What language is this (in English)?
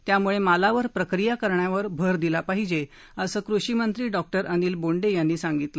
Marathi